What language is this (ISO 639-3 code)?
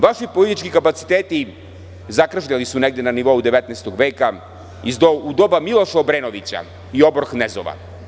srp